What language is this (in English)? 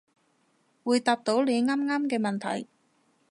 Cantonese